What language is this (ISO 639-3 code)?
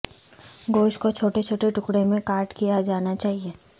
urd